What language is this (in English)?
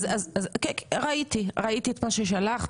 Hebrew